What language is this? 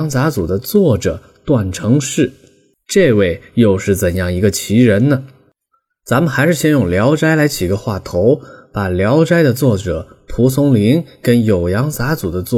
Chinese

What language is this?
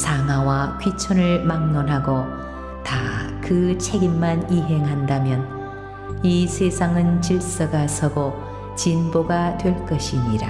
Korean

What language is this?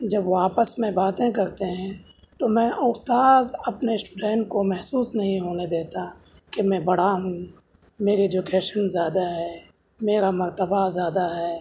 Urdu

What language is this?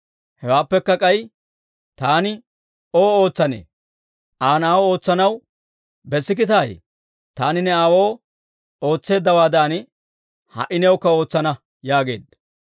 Dawro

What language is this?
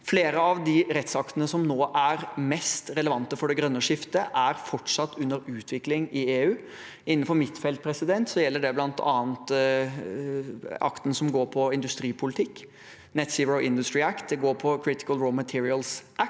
Norwegian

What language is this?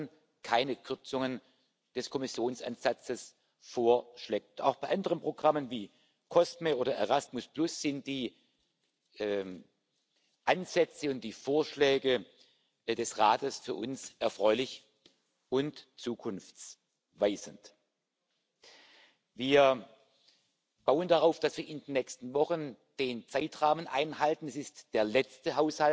German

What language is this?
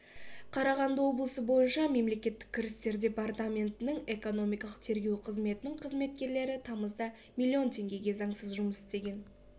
Kazakh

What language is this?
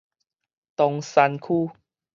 Min Nan Chinese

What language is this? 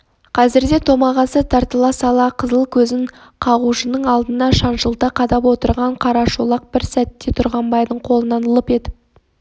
Kazakh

